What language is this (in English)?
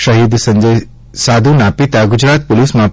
Gujarati